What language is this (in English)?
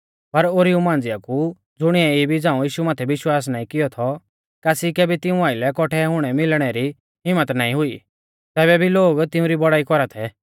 Mahasu Pahari